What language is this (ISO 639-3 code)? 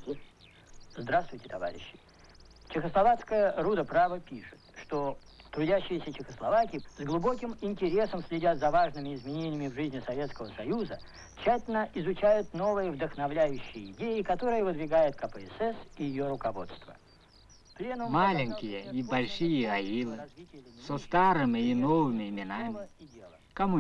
rus